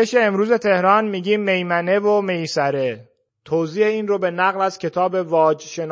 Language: Persian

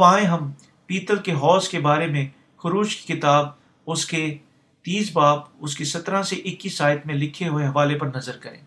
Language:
Urdu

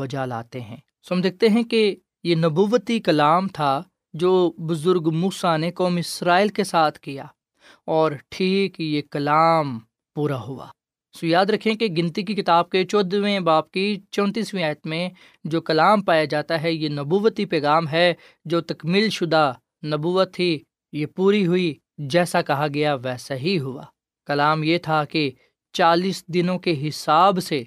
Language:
Urdu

